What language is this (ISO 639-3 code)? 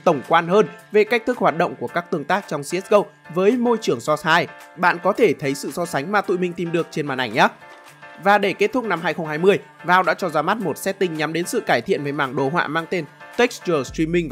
vie